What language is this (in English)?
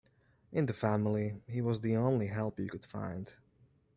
English